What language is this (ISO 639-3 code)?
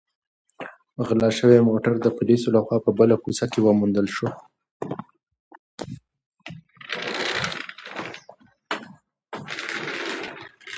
pus